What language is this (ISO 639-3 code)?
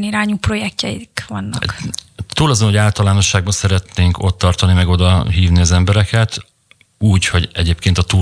hun